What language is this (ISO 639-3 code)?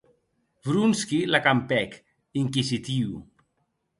oci